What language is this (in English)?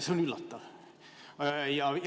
Estonian